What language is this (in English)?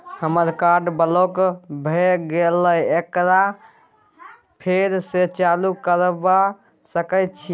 Maithili